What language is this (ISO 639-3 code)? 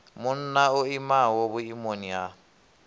ven